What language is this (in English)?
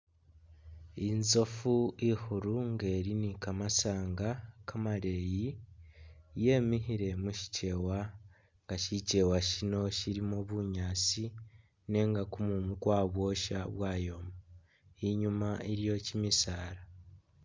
Masaaba